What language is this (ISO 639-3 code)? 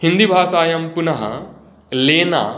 san